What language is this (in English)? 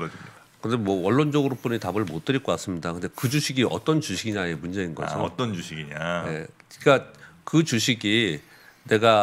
Korean